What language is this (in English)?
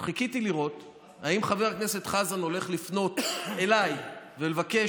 Hebrew